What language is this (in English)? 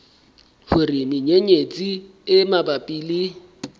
Southern Sotho